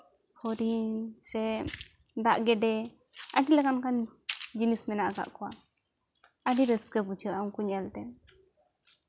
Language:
Santali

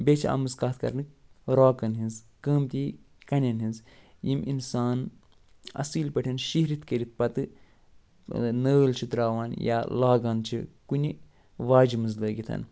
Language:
Kashmiri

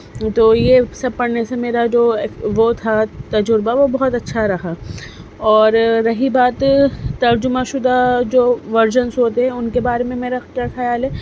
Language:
Urdu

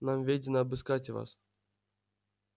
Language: Russian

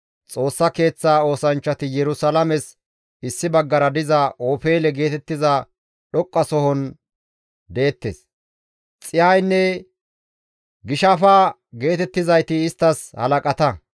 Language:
Gamo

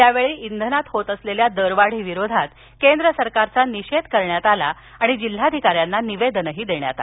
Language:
Marathi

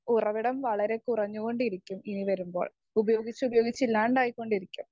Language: Malayalam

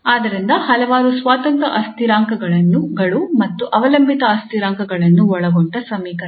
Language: Kannada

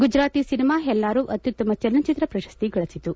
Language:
Kannada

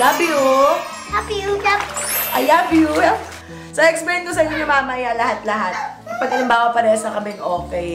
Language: Filipino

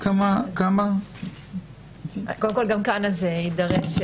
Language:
Hebrew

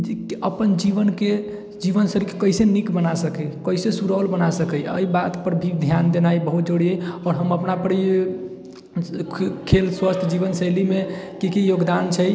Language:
Maithili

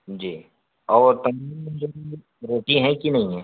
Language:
Urdu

